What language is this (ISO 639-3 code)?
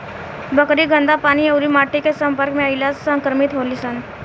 bho